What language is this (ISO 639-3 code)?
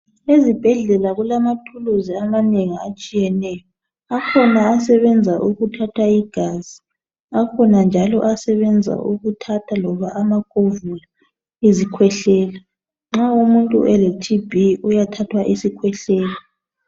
nde